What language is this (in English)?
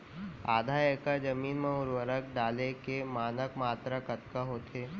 Chhattisgarhi